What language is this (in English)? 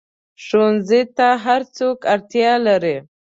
Pashto